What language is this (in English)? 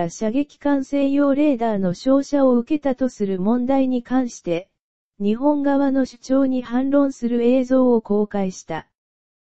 Japanese